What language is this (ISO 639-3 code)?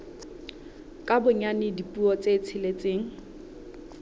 sot